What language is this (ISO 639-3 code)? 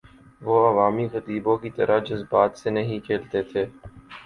urd